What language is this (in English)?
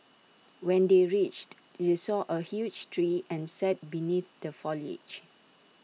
English